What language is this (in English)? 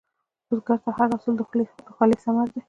Pashto